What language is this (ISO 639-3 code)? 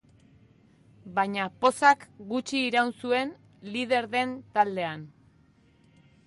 eus